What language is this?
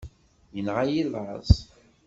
Kabyle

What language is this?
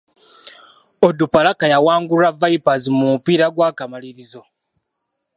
Ganda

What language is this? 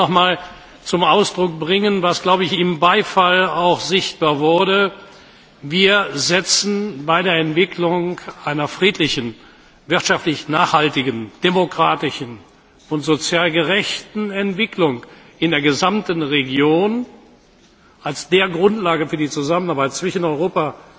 German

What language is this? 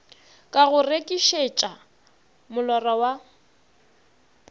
Northern Sotho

